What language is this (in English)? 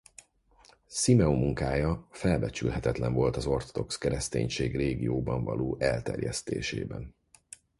Hungarian